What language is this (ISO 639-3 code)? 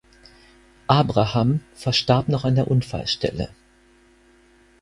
deu